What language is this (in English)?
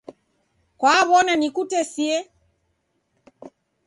Taita